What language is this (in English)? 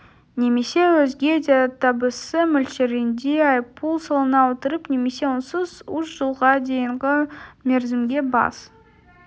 Kazakh